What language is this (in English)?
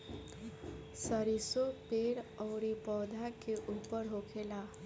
Bhojpuri